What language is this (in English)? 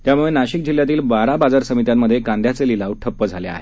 Marathi